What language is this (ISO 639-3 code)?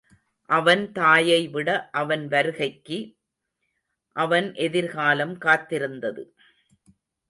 tam